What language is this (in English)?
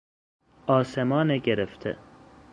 Persian